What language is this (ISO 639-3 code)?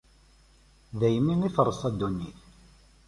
kab